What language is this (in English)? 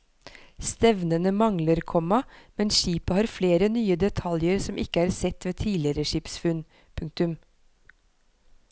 Norwegian